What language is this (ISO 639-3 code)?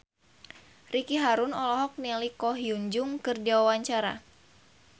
sun